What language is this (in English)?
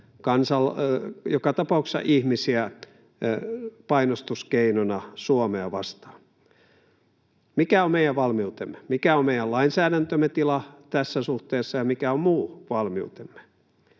Finnish